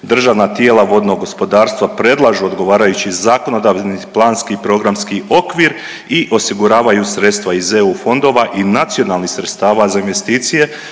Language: Croatian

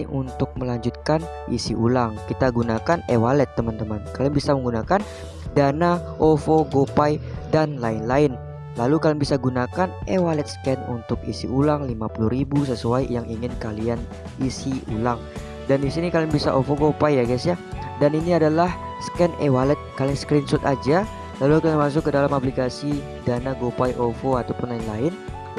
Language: Indonesian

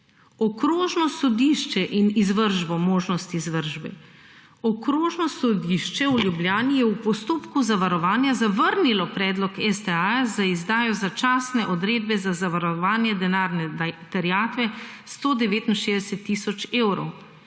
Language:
Slovenian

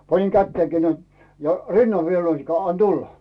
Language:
Finnish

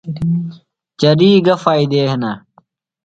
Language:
Phalura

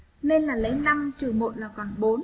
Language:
Vietnamese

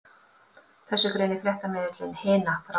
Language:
Icelandic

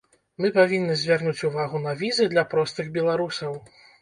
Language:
Belarusian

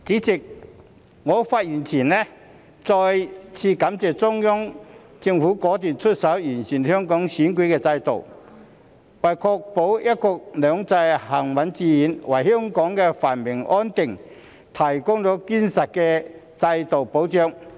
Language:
Cantonese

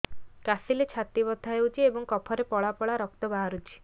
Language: Odia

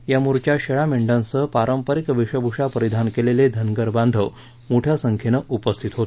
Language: Marathi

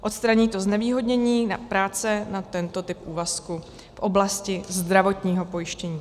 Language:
Czech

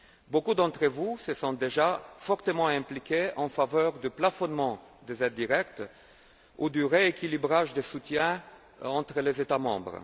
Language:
French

